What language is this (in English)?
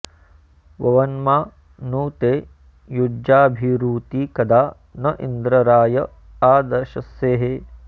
Sanskrit